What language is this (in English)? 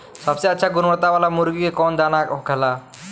Bhojpuri